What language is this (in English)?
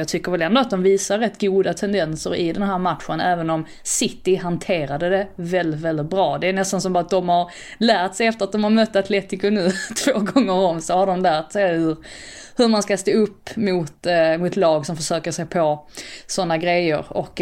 Swedish